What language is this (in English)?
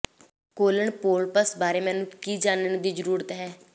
Punjabi